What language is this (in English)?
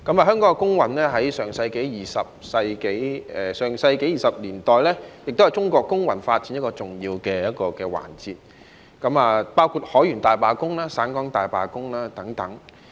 Cantonese